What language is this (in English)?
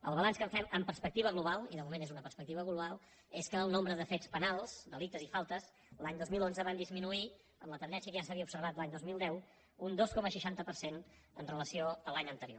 Catalan